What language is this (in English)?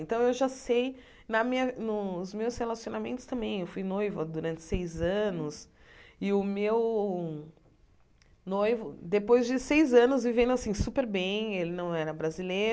Portuguese